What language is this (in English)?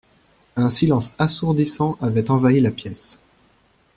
French